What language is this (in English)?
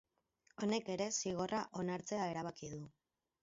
Basque